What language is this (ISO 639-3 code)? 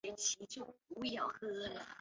zho